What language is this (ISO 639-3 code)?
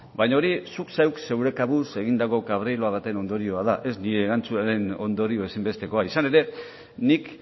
eus